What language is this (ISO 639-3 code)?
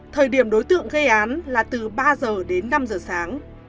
vie